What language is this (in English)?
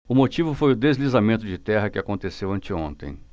Portuguese